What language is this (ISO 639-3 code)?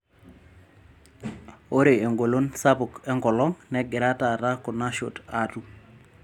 mas